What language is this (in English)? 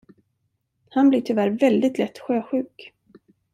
Swedish